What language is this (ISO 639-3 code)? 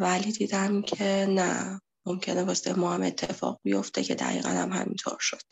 fas